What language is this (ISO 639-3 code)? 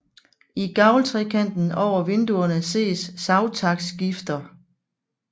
dan